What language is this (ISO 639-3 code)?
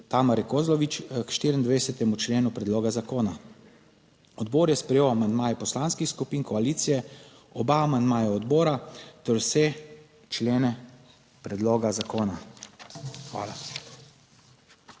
slv